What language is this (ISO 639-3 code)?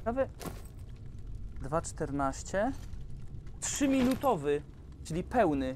pol